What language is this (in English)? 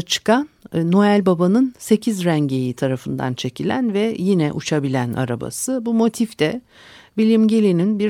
Turkish